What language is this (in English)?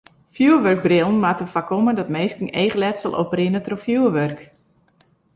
Western Frisian